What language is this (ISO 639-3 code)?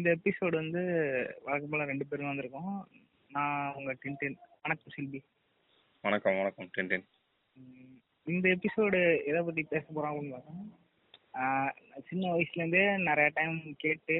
tam